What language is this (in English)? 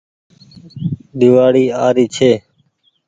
Goaria